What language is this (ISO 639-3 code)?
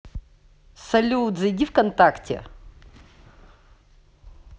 rus